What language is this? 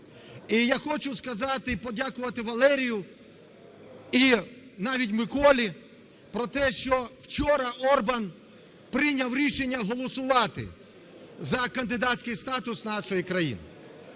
Ukrainian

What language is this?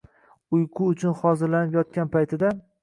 Uzbek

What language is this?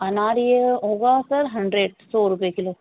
Urdu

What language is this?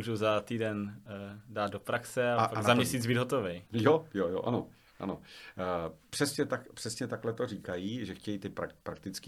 Czech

